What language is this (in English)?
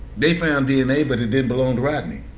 English